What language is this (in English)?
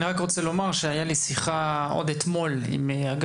Hebrew